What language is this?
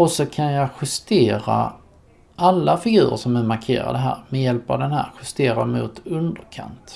Swedish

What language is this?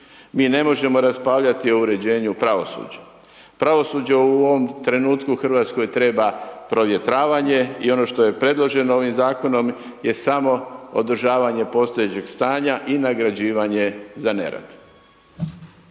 Croatian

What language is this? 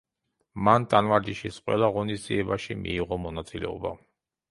Georgian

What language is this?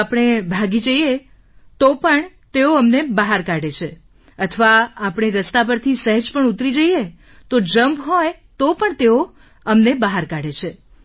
Gujarati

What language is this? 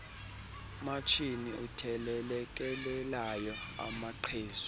Xhosa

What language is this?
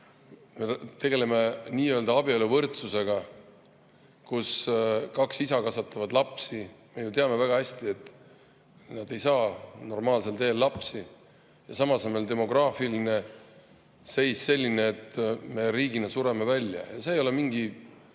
Estonian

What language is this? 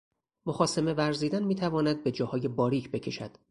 Persian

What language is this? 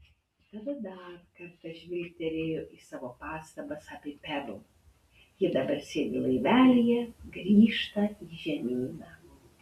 Lithuanian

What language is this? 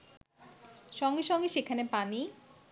Bangla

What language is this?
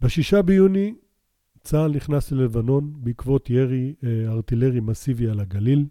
Hebrew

